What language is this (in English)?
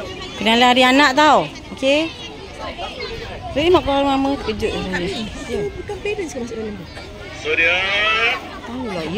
Malay